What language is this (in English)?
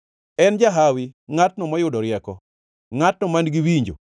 Luo (Kenya and Tanzania)